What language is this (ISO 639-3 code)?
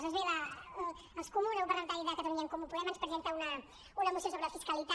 cat